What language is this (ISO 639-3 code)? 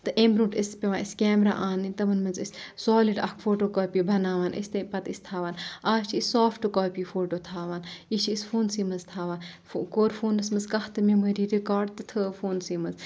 kas